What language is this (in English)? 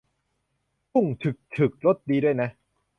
Thai